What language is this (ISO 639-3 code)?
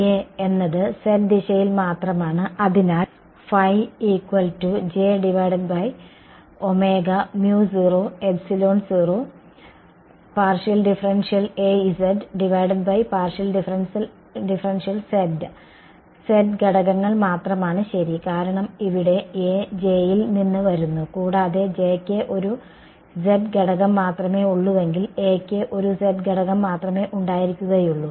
mal